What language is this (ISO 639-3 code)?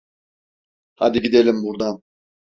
tur